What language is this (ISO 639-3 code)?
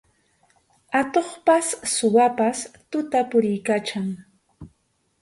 qxu